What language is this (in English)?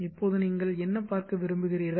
Tamil